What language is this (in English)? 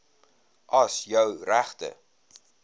Afrikaans